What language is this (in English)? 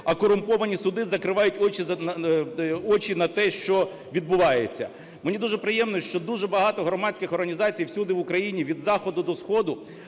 Ukrainian